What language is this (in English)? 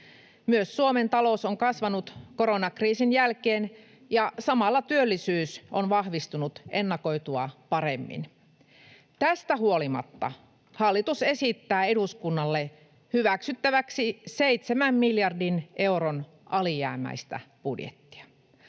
Finnish